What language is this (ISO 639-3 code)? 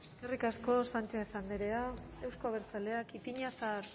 eus